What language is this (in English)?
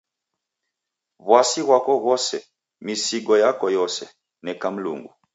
Taita